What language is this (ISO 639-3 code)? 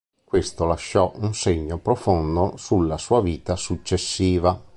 ita